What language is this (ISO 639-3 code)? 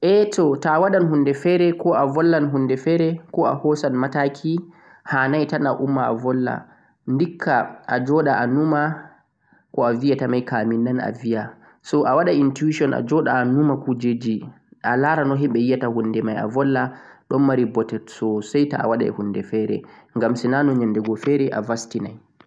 fuq